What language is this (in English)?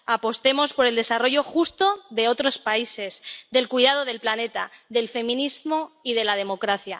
Spanish